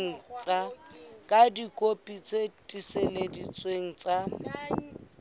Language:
Southern Sotho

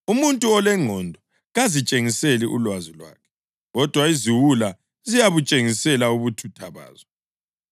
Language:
North Ndebele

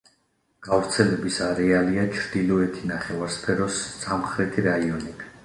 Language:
Georgian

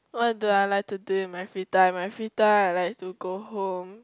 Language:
English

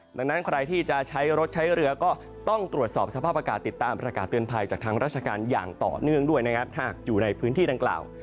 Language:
Thai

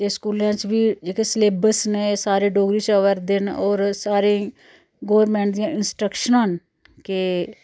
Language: Dogri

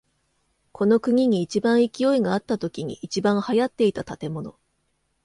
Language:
Japanese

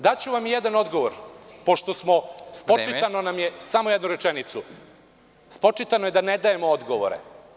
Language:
Serbian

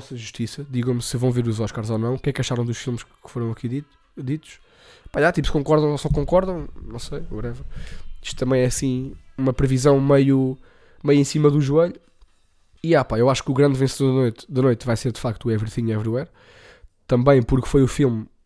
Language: Portuguese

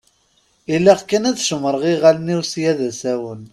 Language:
Kabyle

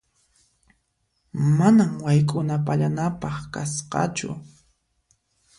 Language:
Puno Quechua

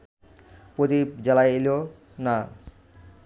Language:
Bangla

